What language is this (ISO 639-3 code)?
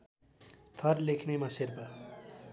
nep